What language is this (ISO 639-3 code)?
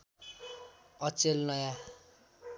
nep